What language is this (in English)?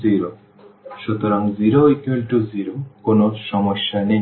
Bangla